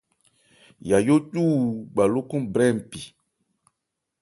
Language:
Ebrié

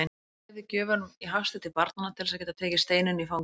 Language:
Icelandic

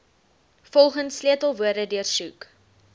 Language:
Afrikaans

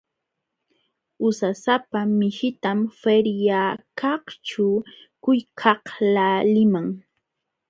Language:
Jauja Wanca Quechua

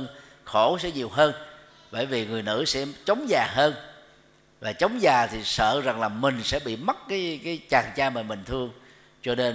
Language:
Vietnamese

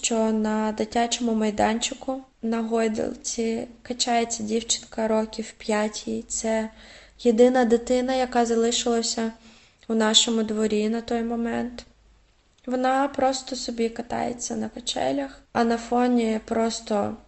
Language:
Ukrainian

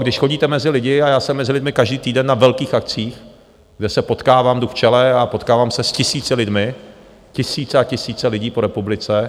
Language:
Czech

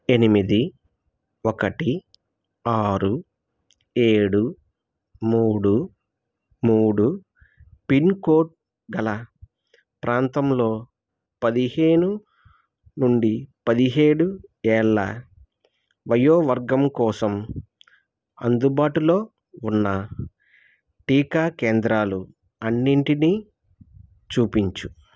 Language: Telugu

